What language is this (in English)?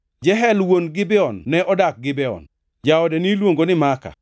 Luo (Kenya and Tanzania)